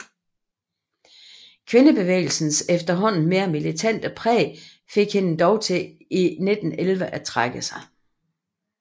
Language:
Danish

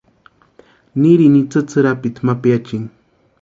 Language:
Western Highland Purepecha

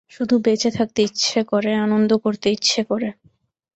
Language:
Bangla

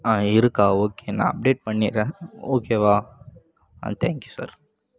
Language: Tamil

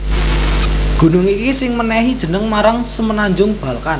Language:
Javanese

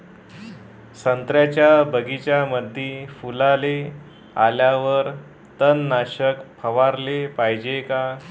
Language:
Marathi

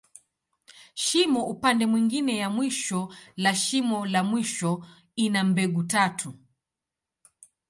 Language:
Swahili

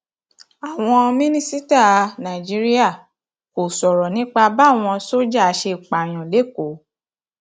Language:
Yoruba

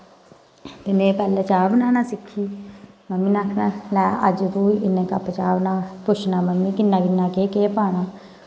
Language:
Dogri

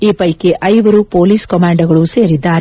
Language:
Kannada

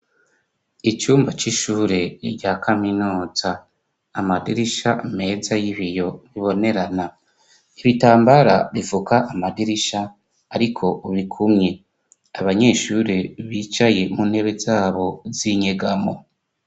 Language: Rundi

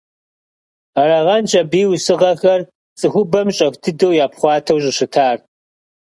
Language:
Kabardian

